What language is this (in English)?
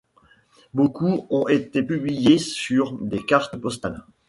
French